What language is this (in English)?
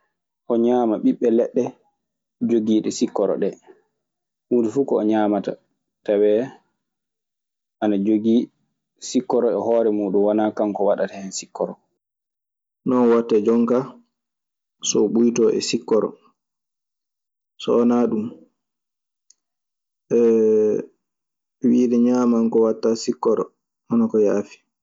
Maasina Fulfulde